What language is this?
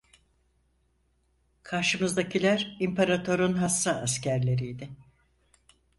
Turkish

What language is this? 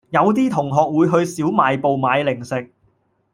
Cantonese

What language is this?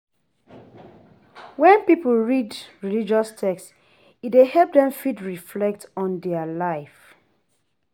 Nigerian Pidgin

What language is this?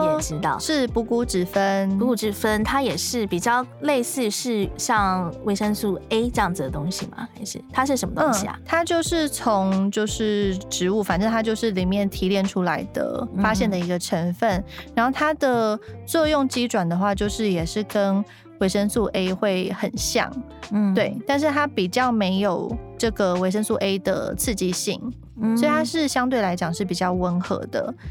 Chinese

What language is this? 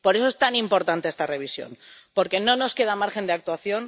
Spanish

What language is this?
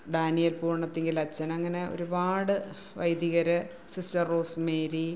Malayalam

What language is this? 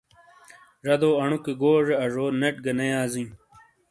Shina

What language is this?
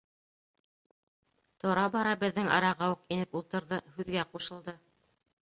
Bashkir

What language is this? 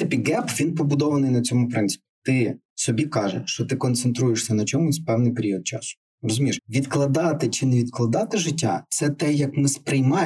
Ukrainian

